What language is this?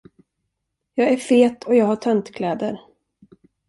Swedish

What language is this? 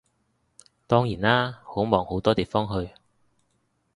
Cantonese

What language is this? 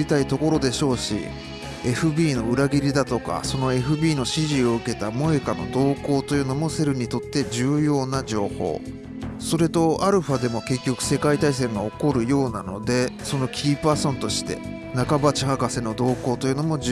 Japanese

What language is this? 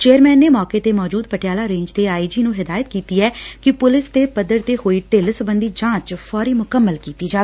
Punjabi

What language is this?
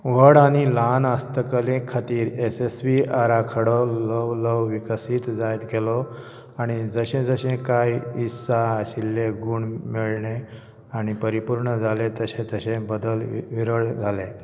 Konkani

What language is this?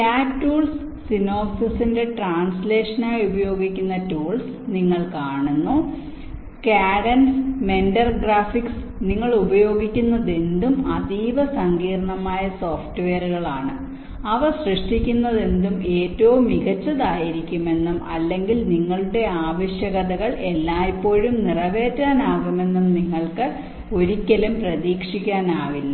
Malayalam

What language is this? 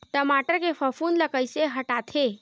Chhattisgarhi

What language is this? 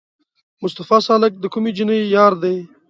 Pashto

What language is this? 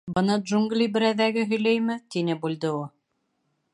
Bashkir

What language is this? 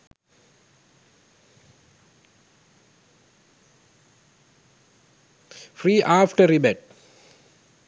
Sinhala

